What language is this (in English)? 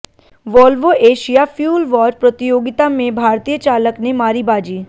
Hindi